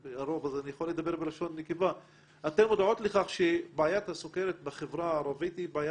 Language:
Hebrew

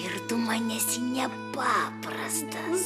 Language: Lithuanian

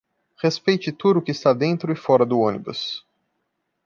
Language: Portuguese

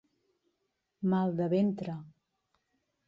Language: Catalan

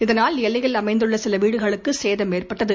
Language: Tamil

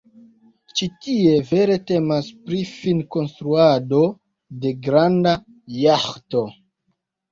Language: Esperanto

